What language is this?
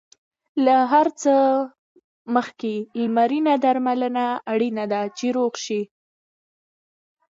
Pashto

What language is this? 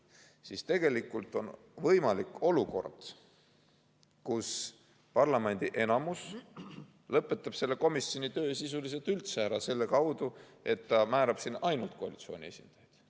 Estonian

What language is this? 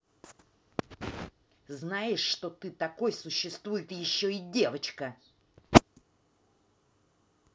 Russian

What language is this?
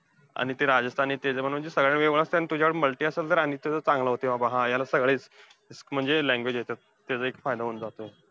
Marathi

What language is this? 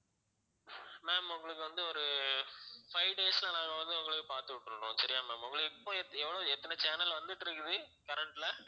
Tamil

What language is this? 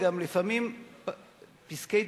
Hebrew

